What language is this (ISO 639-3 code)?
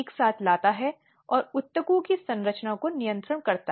hin